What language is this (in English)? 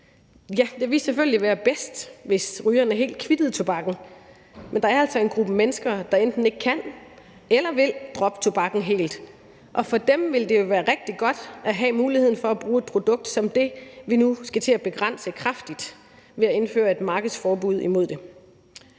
Danish